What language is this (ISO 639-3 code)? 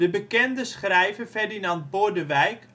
nld